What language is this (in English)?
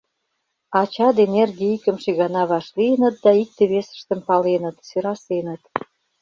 Mari